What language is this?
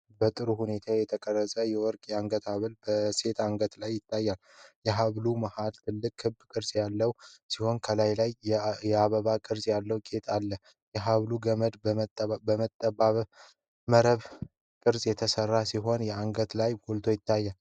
Amharic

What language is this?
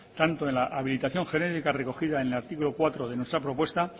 Spanish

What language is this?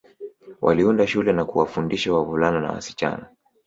Swahili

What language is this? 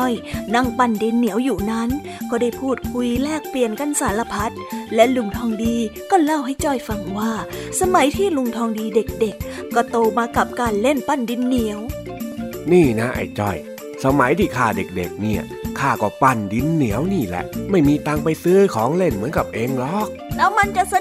Thai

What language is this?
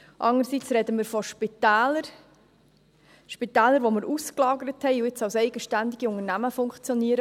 Swiss German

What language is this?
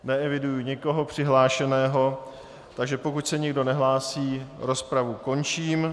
Czech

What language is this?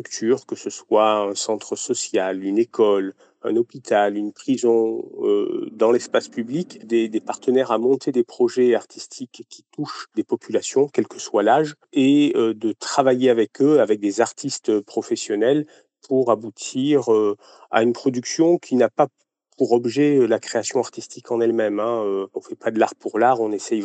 French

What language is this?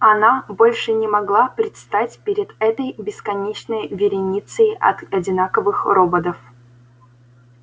Russian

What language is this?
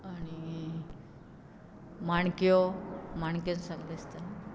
Konkani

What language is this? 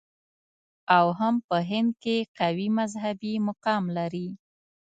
Pashto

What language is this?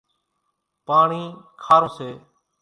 Kachi Koli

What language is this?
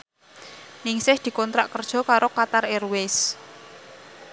Javanese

